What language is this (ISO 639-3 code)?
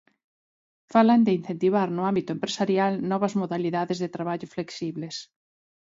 glg